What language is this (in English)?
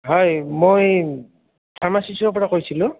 Assamese